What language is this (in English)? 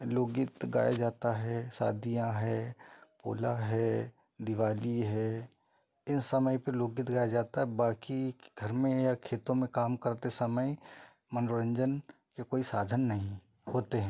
Hindi